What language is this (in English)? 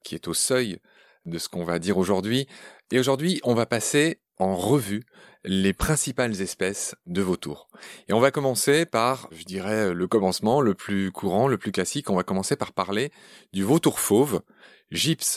French